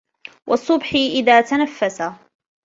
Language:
Arabic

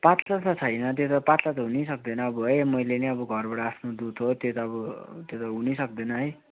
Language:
Nepali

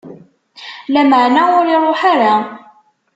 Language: Kabyle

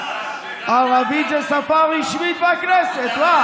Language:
Hebrew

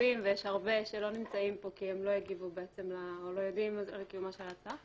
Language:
Hebrew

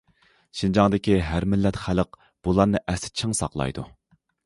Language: Uyghur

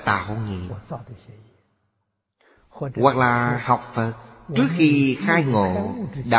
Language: Vietnamese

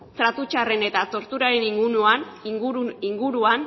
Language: Basque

